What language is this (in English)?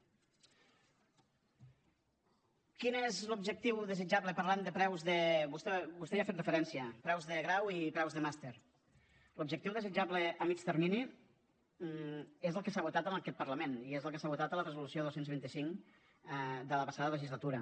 Catalan